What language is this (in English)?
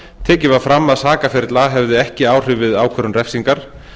Icelandic